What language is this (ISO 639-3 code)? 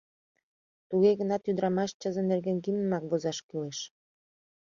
chm